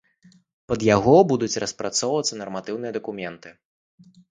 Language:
Belarusian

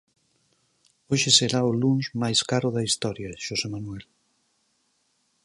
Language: Galician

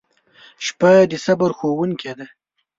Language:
Pashto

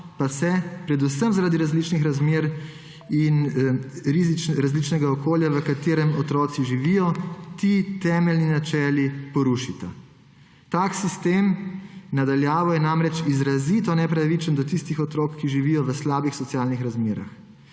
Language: Slovenian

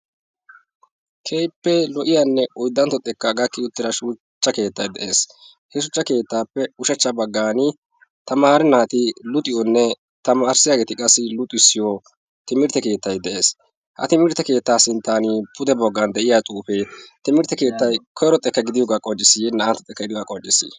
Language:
Wolaytta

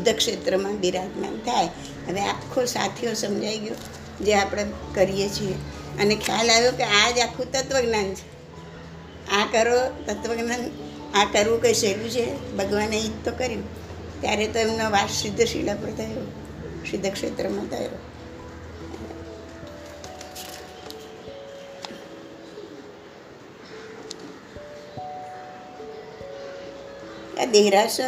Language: Gujarati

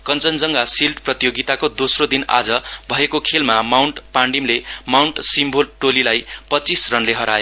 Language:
Nepali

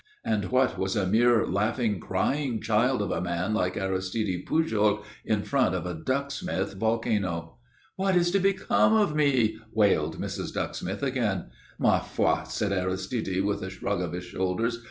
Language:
English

